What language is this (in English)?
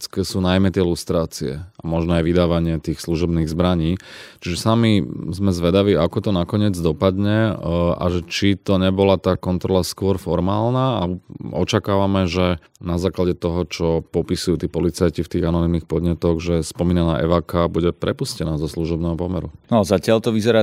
Slovak